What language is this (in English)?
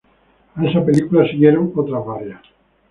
Spanish